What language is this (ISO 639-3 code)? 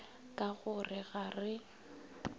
nso